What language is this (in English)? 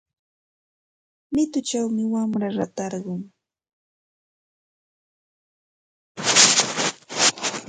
Santa Ana de Tusi Pasco Quechua